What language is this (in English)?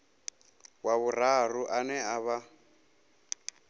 Venda